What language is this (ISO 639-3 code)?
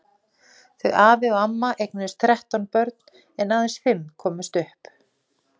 isl